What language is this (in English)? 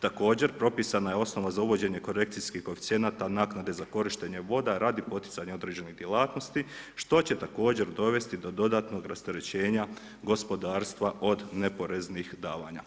Croatian